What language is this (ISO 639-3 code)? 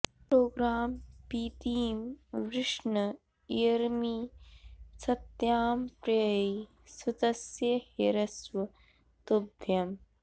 san